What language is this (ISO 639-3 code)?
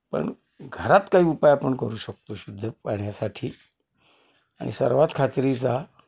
mar